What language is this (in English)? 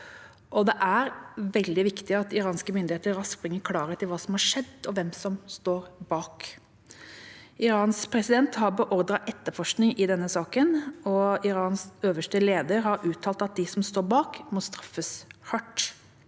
Norwegian